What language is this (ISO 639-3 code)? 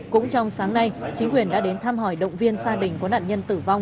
vie